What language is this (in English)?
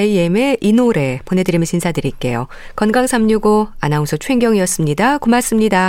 Korean